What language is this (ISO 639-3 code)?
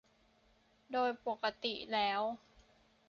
tha